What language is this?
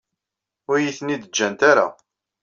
Kabyle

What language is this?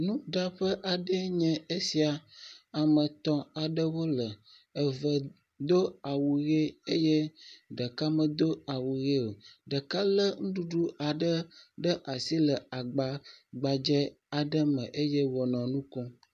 Ewe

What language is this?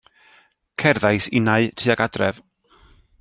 Welsh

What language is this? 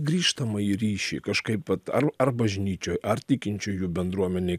Lithuanian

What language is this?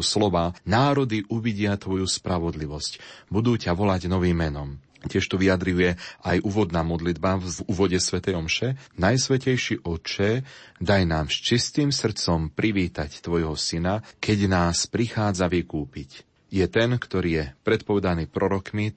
Slovak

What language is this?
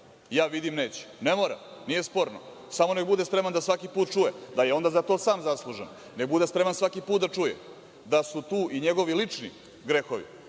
Serbian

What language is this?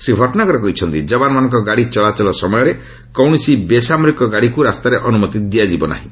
Odia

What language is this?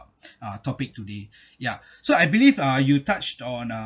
English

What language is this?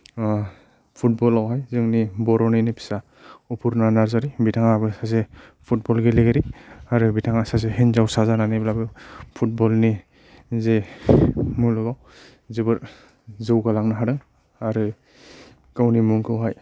Bodo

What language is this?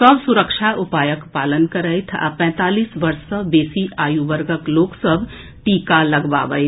Maithili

